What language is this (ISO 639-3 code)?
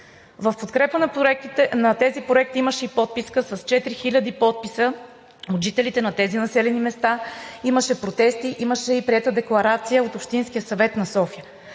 bul